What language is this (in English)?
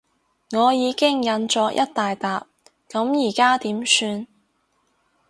Cantonese